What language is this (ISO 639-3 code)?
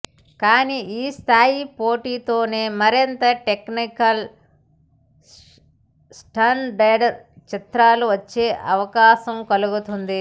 tel